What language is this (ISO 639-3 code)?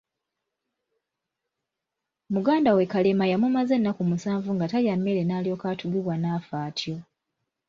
lug